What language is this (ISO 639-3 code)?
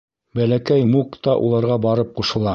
bak